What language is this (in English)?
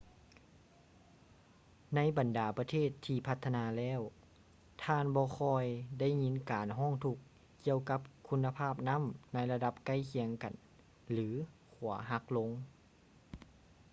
Lao